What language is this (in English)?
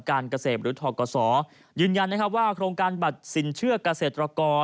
Thai